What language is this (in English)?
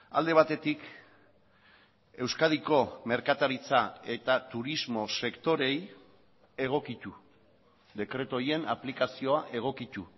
Basque